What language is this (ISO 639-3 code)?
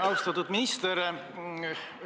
est